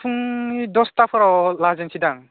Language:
Bodo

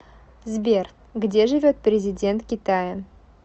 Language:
Russian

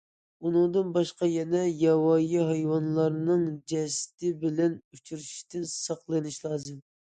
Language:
Uyghur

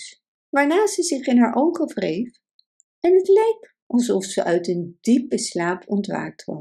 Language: Dutch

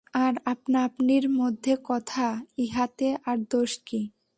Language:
Bangla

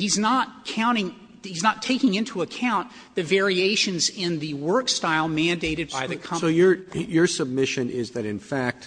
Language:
English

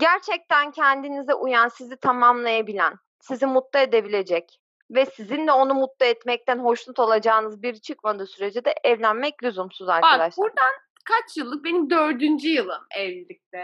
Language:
Turkish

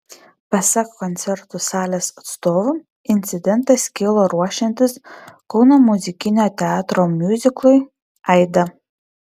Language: Lithuanian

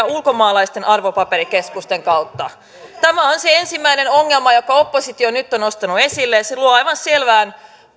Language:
Finnish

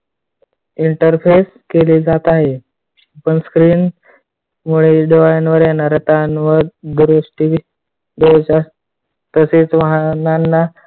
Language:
Marathi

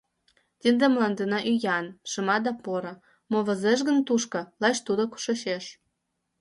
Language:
Mari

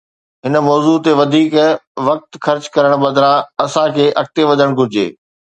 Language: Sindhi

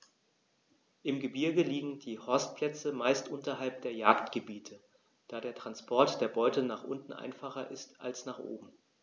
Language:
German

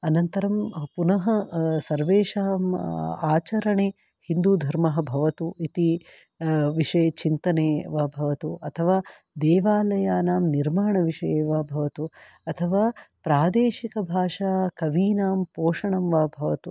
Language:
Sanskrit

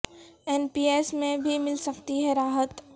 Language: Urdu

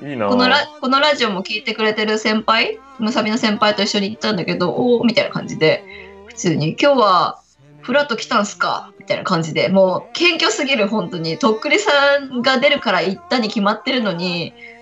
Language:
Japanese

